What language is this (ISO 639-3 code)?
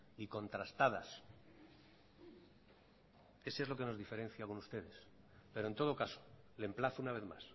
spa